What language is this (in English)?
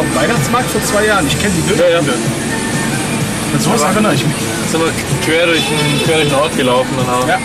German